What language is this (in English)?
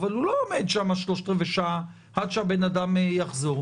Hebrew